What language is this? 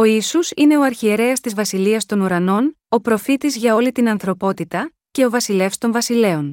Greek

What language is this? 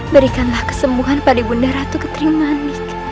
Indonesian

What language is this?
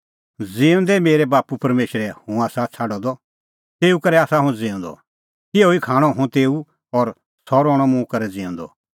Kullu Pahari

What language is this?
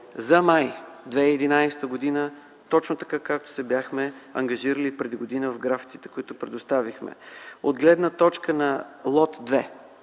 Bulgarian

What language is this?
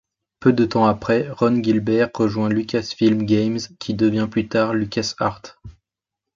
French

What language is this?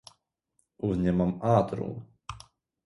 Latvian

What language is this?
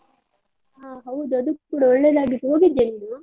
Kannada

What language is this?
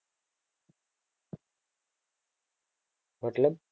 Gujarati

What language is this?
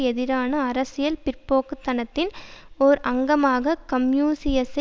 Tamil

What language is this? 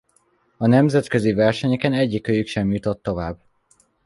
Hungarian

